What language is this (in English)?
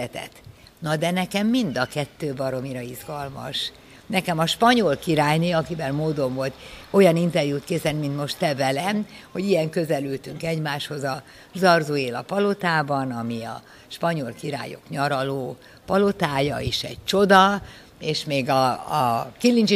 Hungarian